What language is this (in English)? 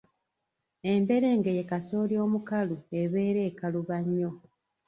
Ganda